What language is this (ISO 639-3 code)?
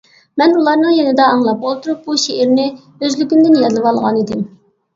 uig